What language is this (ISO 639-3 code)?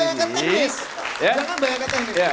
ind